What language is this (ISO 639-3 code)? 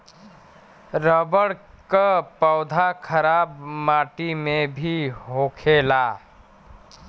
bho